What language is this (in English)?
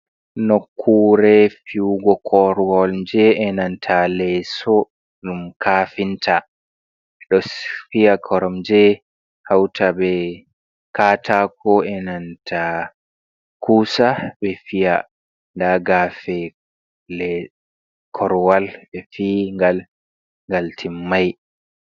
Fula